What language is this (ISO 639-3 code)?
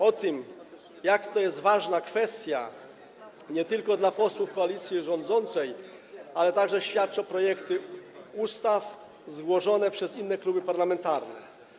pol